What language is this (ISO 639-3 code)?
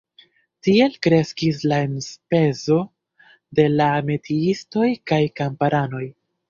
epo